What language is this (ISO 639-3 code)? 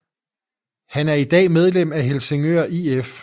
dan